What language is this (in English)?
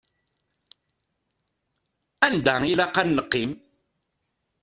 Kabyle